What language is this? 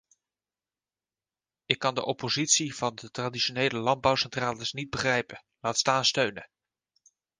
Dutch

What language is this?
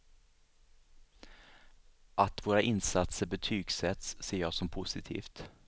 Swedish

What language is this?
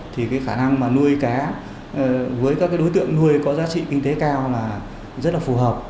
Vietnamese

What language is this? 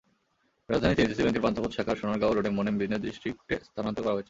Bangla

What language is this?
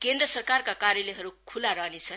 Nepali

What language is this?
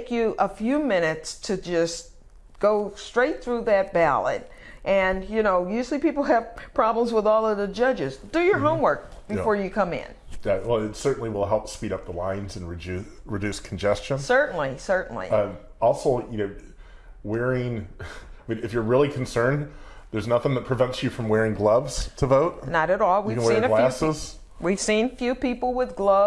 English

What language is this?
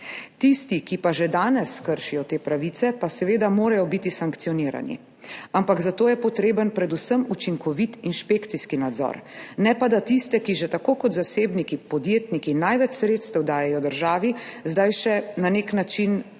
Slovenian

